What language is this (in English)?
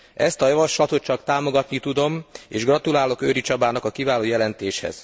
Hungarian